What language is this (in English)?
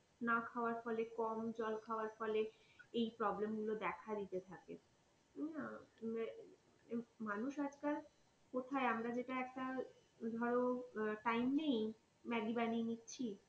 Bangla